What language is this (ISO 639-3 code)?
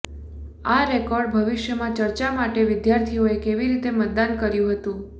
guj